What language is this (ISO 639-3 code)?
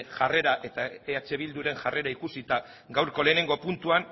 eus